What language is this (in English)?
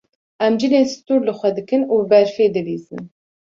Kurdish